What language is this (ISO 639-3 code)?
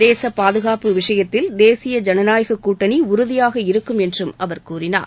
tam